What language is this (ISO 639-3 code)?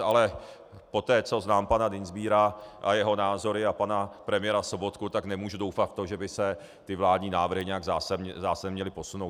ces